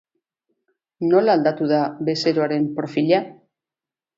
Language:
Basque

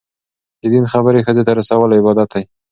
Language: Pashto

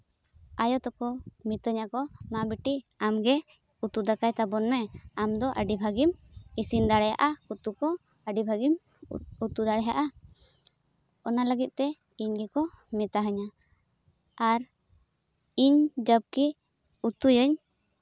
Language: Santali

